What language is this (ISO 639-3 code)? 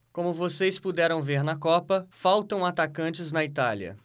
por